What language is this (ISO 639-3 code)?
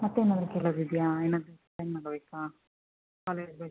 kan